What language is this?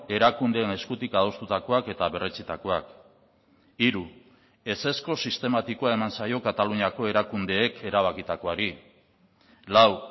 Basque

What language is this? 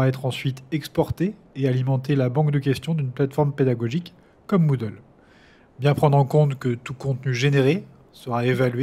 French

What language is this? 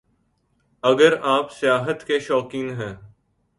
Urdu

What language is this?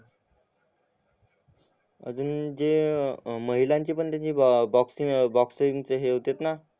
Marathi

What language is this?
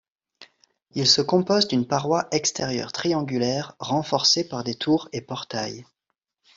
French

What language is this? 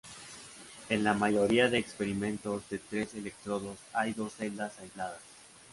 Spanish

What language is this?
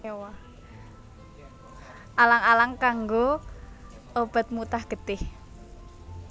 Javanese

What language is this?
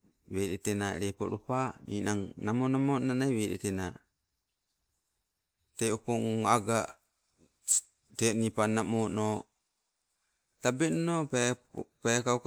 Sibe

